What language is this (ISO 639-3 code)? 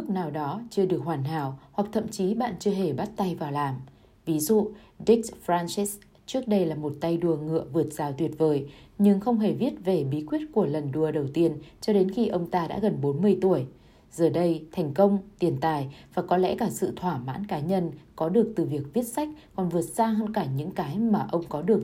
vie